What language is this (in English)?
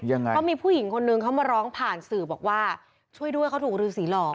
Thai